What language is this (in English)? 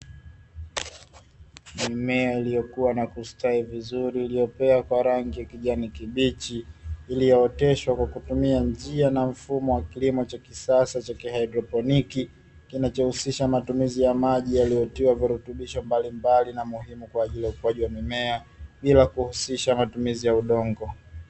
Swahili